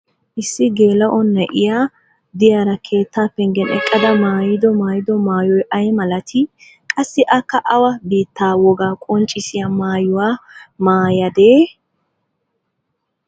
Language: Wolaytta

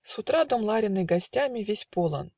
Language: Russian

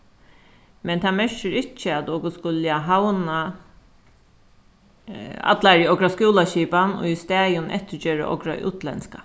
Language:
Faroese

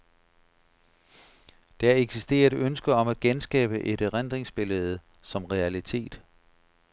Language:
Danish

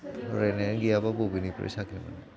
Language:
Bodo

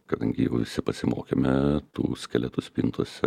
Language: Lithuanian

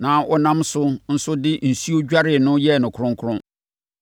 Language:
Akan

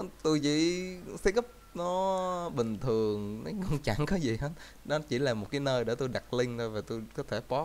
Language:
Vietnamese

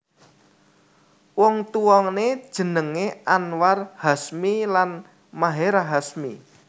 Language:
Javanese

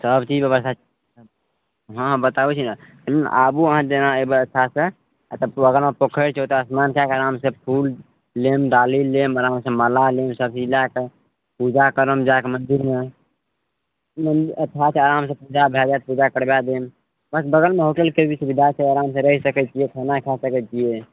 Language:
Maithili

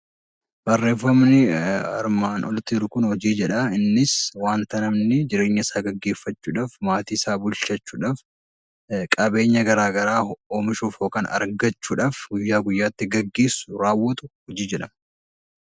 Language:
Oromo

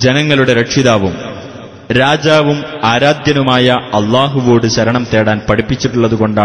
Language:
Malayalam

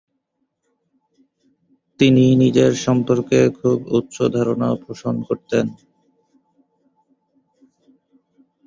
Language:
Bangla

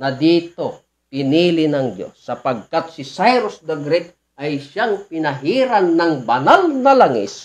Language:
Filipino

